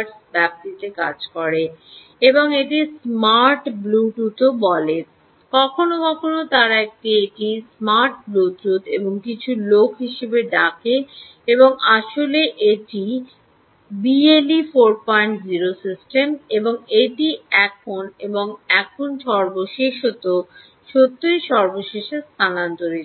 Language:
Bangla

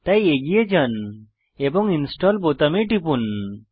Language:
Bangla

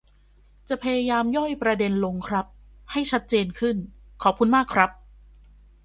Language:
Thai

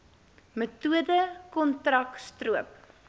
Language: Afrikaans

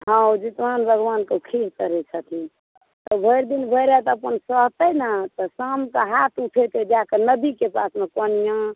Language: Maithili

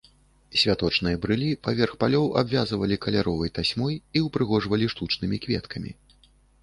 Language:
Belarusian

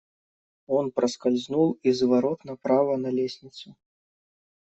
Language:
Russian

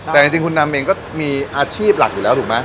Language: Thai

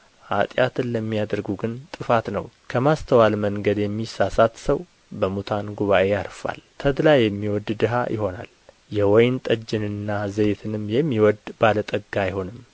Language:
Amharic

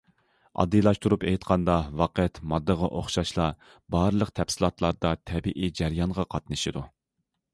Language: Uyghur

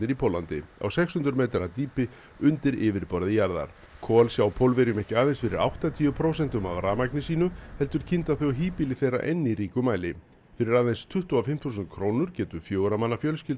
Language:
Icelandic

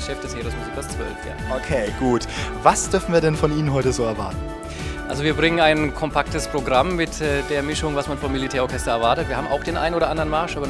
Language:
German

